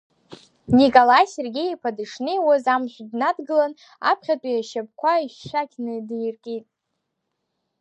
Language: Abkhazian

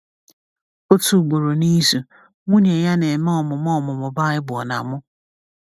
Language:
Igbo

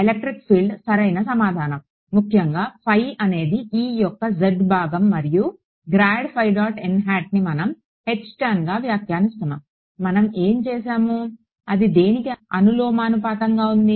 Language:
Telugu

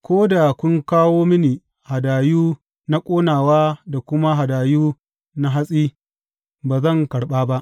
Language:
Hausa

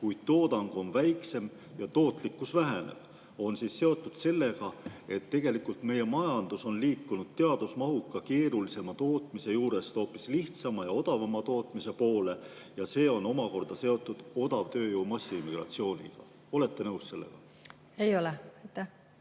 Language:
Estonian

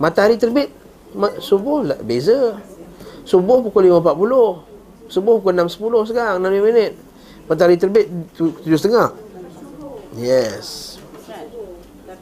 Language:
Malay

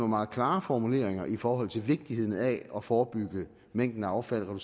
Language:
Danish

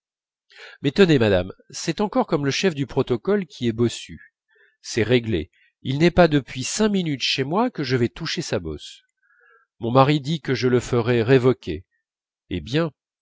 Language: French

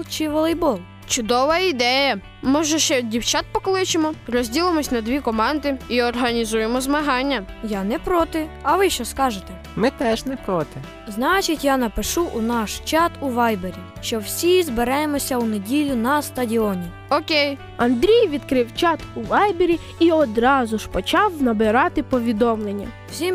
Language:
Ukrainian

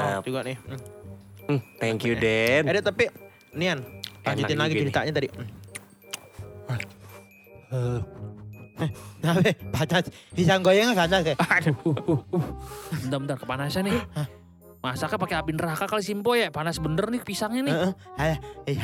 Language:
Indonesian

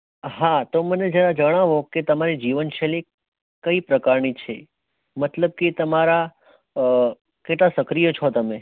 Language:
Gujarati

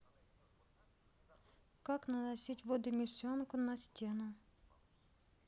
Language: Russian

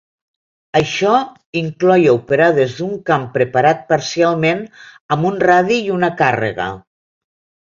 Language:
Catalan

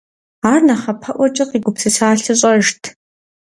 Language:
Kabardian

